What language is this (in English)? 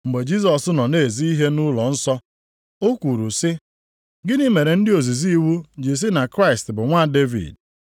Igbo